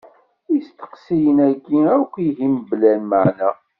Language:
Kabyle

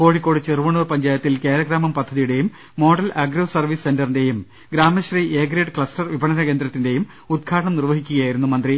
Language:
Malayalam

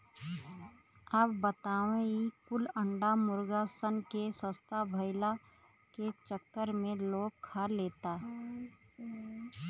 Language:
Bhojpuri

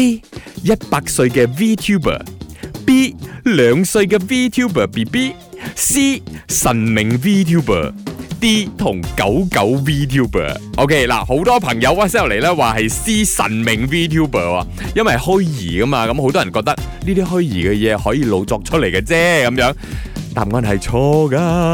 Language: Chinese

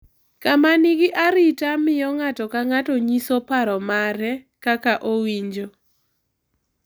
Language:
Luo (Kenya and Tanzania)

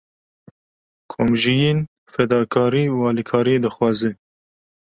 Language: Kurdish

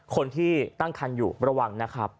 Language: Thai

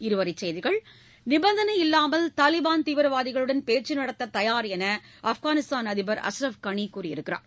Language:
Tamil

